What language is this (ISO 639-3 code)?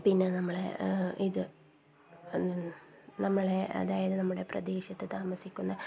mal